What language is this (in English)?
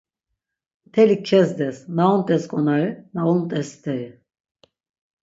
Laz